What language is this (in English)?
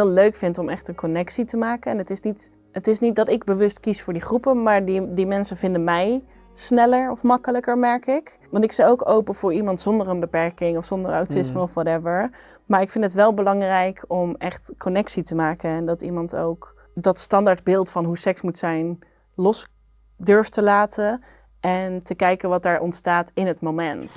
Dutch